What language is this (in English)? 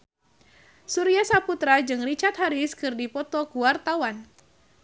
Sundanese